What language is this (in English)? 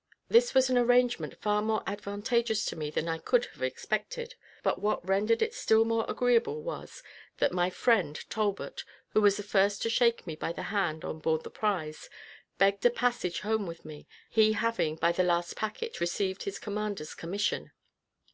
English